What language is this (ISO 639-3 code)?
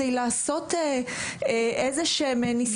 heb